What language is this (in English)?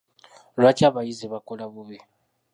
Ganda